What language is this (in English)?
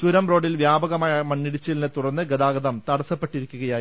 Malayalam